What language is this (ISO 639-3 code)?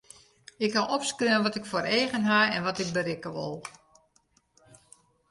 fry